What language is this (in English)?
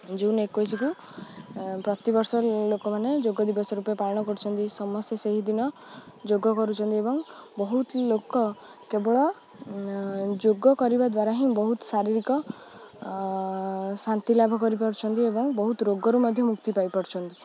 Odia